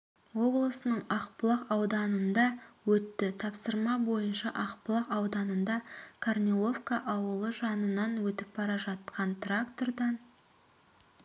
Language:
Kazakh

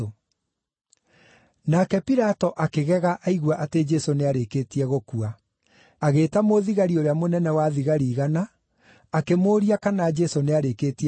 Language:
Kikuyu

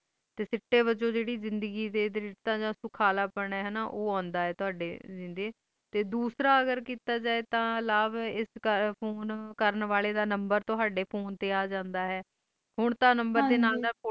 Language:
Punjabi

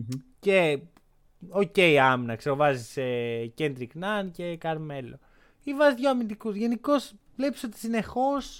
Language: Greek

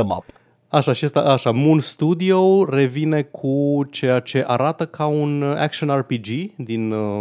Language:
Romanian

